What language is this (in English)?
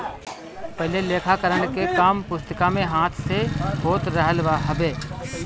Bhojpuri